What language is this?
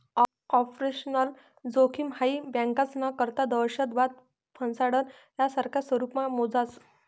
Marathi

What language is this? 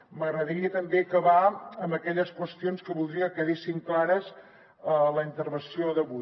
Catalan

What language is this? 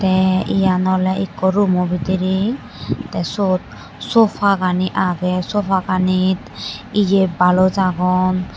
Chakma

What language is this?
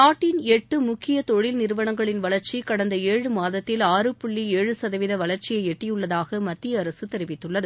Tamil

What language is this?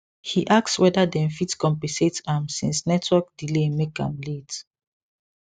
Nigerian Pidgin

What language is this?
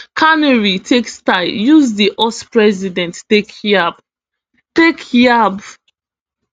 Nigerian Pidgin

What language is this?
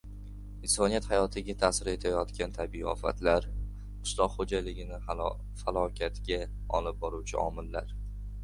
Uzbek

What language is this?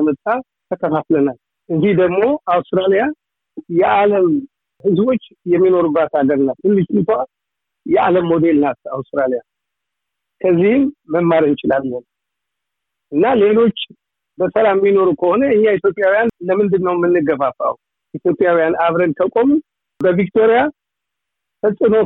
Amharic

